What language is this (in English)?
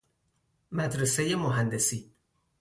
Persian